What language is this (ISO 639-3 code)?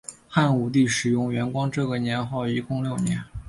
zho